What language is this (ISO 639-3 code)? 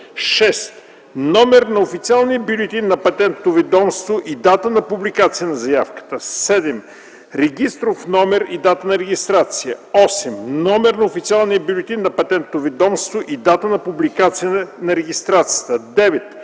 bul